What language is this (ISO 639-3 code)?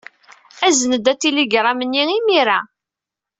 kab